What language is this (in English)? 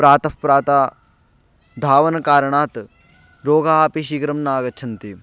Sanskrit